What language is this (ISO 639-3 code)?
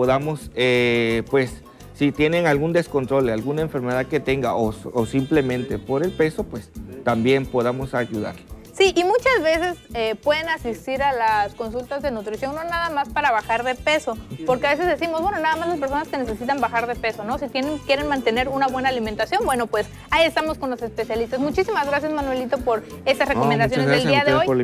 spa